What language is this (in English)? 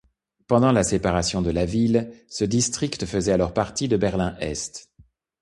French